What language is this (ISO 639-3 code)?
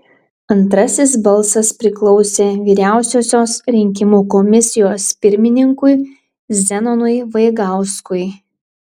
lit